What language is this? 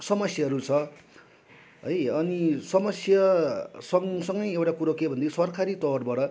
Nepali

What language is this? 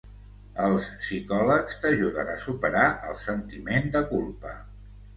Catalan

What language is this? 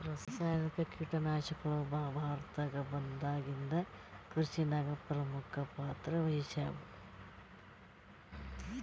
Kannada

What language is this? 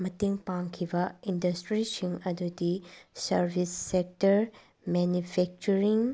Manipuri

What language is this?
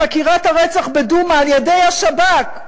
Hebrew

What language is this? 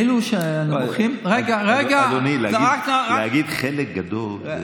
Hebrew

